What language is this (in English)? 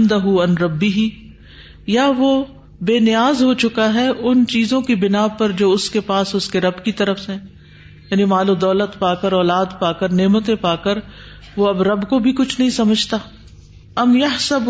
Urdu